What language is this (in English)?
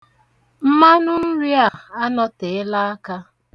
Igbo